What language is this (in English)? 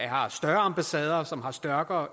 Danish